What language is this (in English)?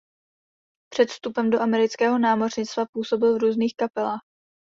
Czech